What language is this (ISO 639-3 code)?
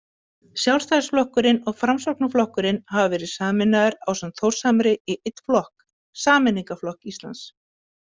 isl